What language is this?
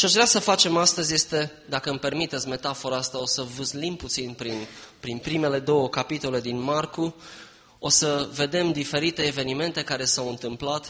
Romanian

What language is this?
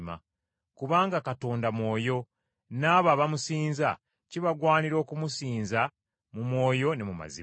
Ganda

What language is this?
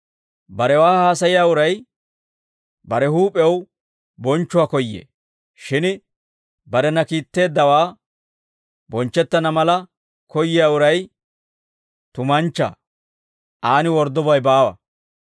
Dawro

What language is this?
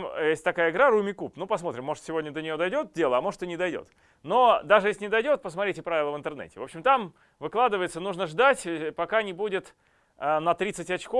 Russian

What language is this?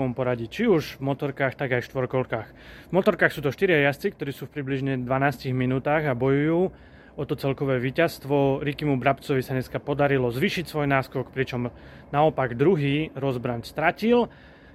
Slovak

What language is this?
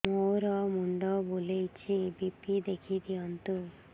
Odia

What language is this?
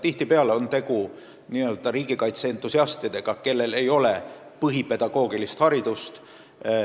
Estonian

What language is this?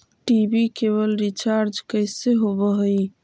Magahi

